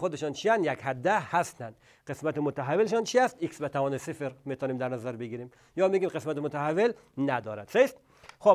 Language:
Persian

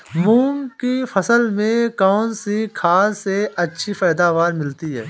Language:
Hindi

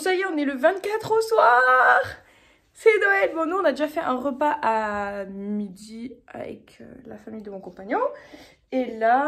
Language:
French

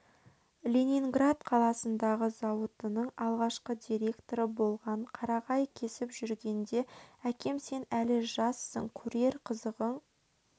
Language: Kazakh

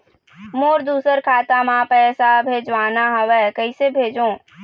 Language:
Chhattisgarhi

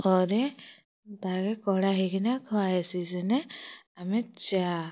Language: Odia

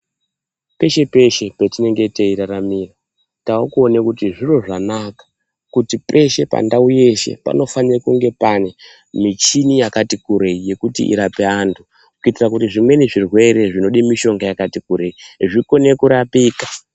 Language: Ndau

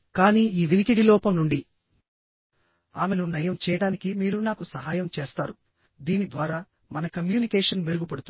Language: Telugu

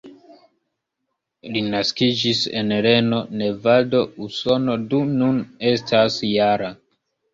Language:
Esperanto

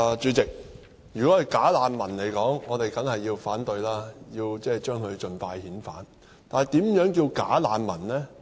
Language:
Cantonese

